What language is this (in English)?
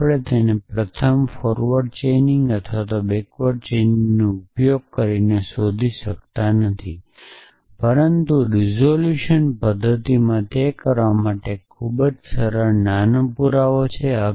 Gujarati